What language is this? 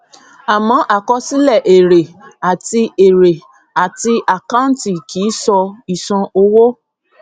Yoruba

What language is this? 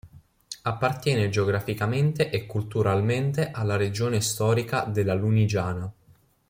Italian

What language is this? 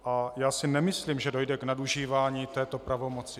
Czech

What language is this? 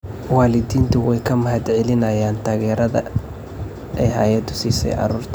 Somali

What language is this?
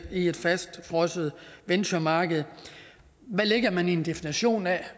Danish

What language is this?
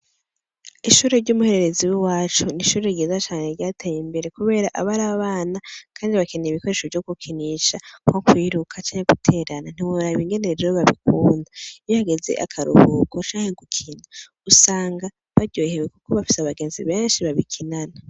Rundi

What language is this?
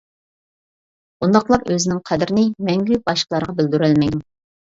Uyghur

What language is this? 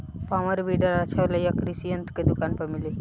Bhojpuri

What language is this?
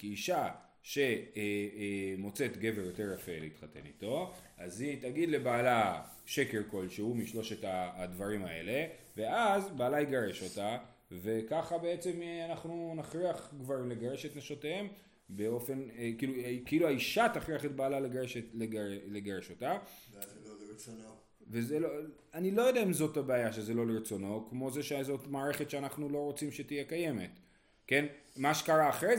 Hebrew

